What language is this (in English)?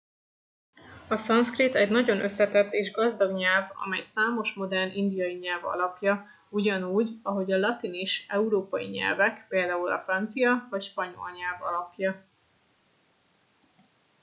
Hungarian